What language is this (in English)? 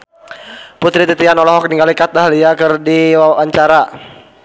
Sundanese